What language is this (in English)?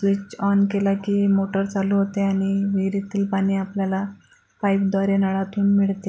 Marathi